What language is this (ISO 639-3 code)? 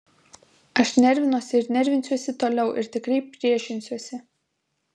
lit